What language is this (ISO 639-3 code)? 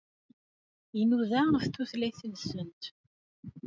kab